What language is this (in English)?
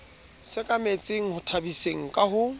Southern Sotho